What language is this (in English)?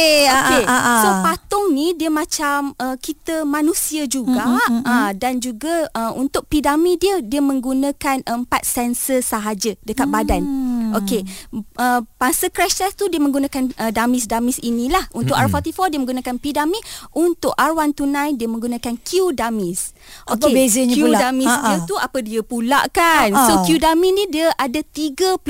Malay